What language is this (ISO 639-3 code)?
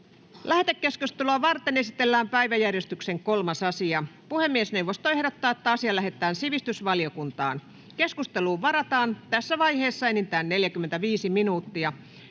fin